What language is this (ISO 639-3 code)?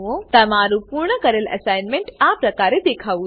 guj